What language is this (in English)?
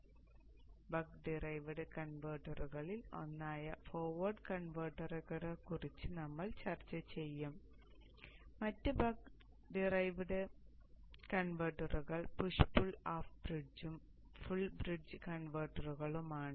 Malayalam